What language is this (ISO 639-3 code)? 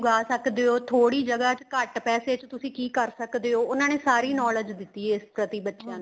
pan